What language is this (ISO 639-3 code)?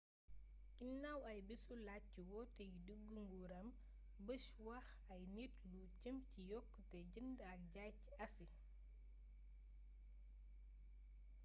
wol